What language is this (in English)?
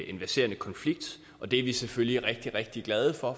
Danish